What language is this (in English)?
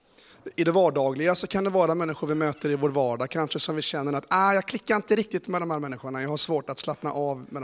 Swedish